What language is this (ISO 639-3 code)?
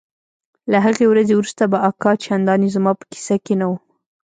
pus